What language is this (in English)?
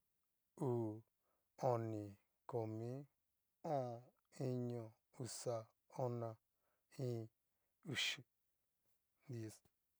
Cacaloxtepec Mixtec